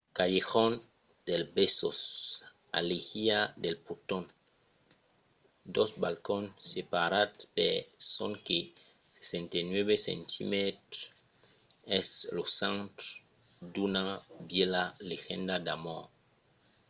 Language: Occitan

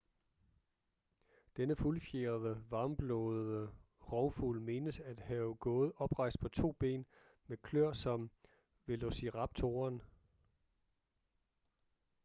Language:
Danish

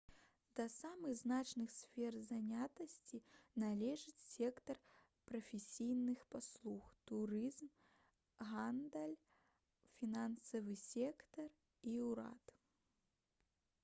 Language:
Belarusian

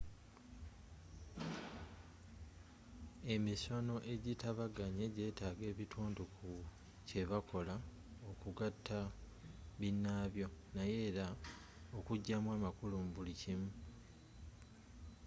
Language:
Ganda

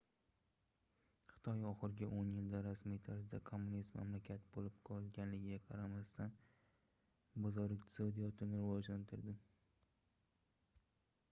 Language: Uzbek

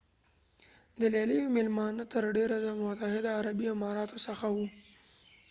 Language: Pashto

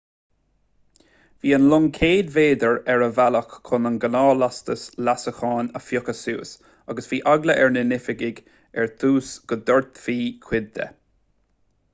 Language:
Irish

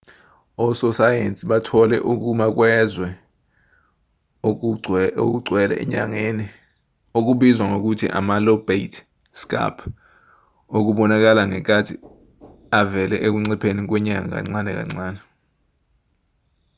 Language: Zulu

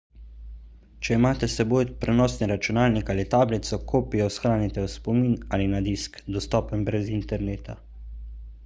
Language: Slovenian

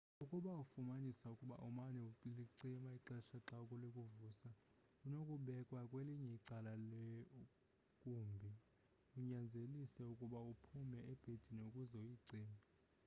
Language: Xhosa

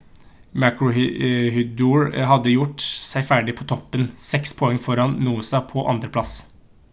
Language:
Norwegian Bokmål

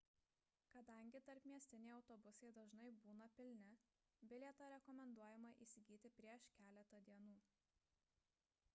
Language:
Lithuanian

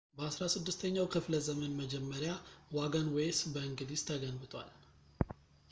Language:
Amharic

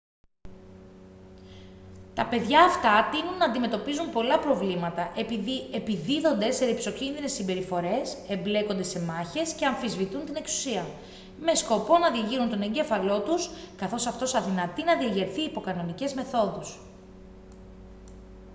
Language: Greek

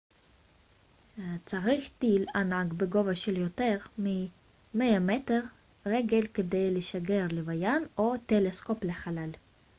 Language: Hebrew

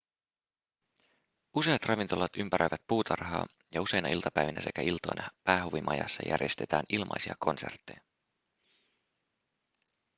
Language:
Finnish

